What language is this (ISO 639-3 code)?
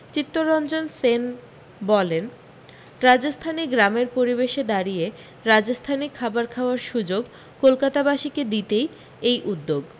ben